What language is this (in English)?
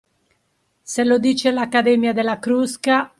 Italian